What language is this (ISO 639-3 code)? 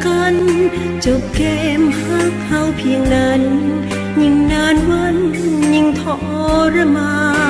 tha